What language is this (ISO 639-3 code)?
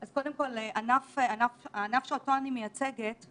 heb